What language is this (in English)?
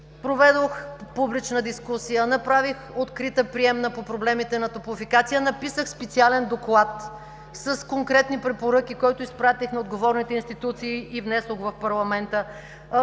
Bulgarian